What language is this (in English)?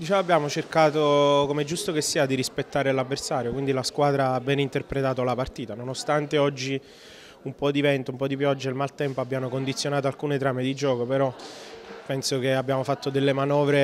Italian